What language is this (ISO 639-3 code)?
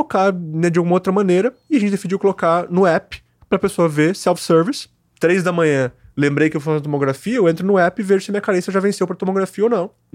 por